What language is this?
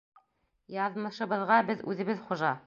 Bashkir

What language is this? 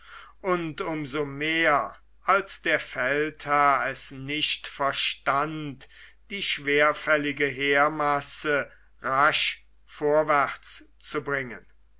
German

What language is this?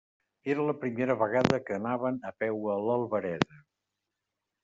Catalan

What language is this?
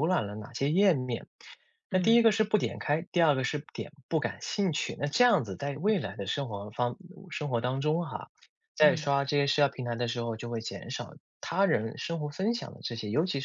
Chinese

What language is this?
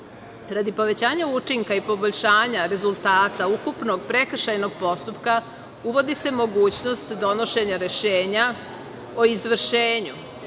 Serbian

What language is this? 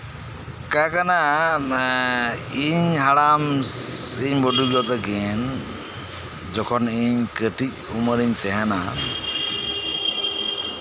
Santali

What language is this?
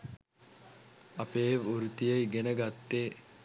Sinhala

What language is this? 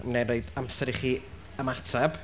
Welsh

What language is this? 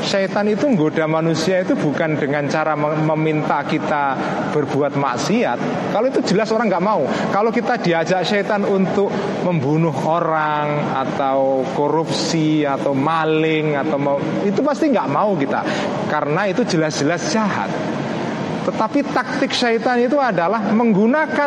Indonesian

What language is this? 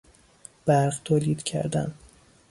Persian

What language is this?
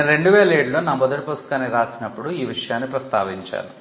Telugu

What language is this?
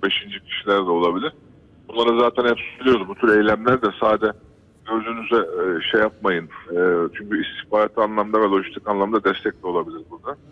Turkish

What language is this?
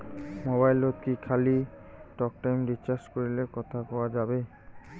Bangla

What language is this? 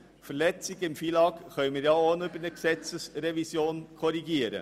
Swiss German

